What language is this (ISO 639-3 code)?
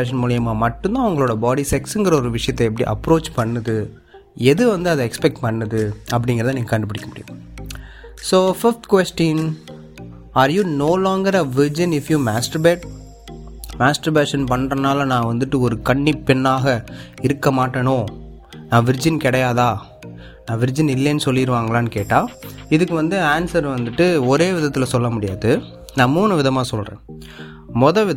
tam